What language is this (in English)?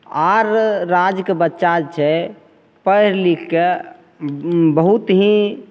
Maithili